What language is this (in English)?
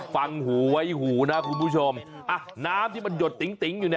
Thai